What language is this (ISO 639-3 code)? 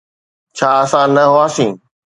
snd